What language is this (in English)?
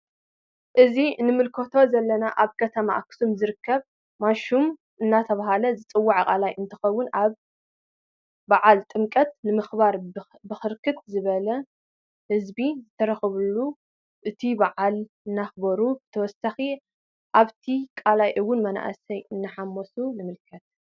Tigrinya